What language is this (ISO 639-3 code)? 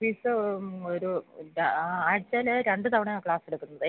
mal